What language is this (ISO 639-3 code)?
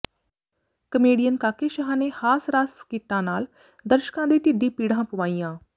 pan